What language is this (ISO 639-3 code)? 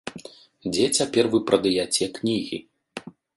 bel